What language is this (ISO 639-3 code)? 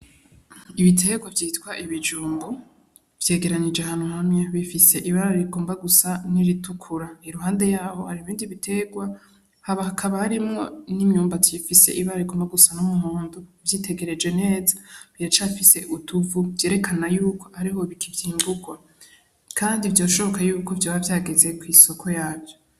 run